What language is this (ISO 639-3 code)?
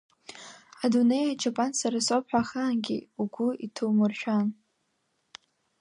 abk